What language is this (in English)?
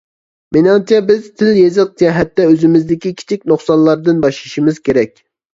Uyghur